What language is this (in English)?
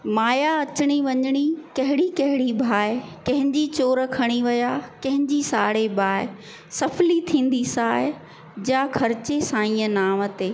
Sindhi